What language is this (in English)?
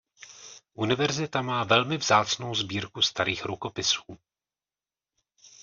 Czech